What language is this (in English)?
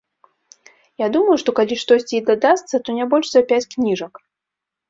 Belarusian